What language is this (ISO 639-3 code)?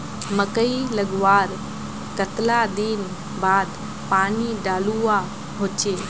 mag